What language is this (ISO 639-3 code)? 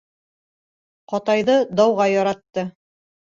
bak